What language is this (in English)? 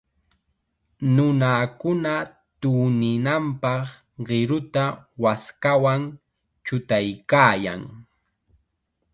Chiquián Ancash Quechua